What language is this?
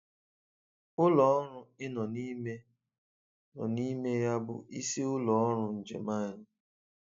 Igbo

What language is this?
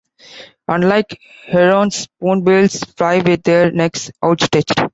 English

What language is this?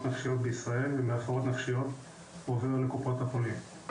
Hebrew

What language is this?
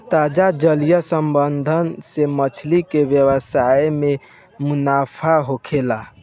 Bhojpuri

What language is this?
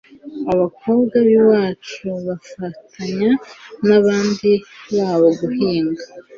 Kinyarwanda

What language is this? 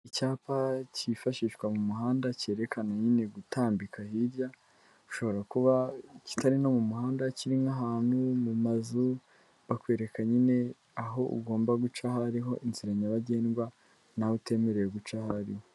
Kinyarwanda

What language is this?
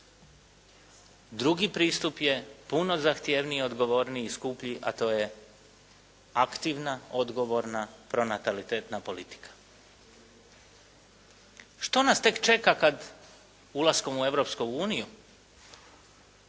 Croatian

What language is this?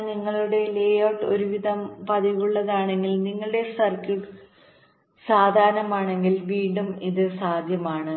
Malayalam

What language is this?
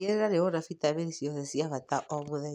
Kikuyu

